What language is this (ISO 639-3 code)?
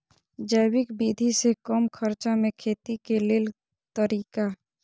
mai